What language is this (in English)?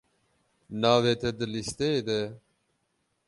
Kurdish